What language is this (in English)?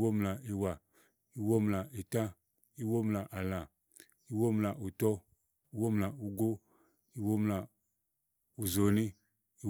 Igo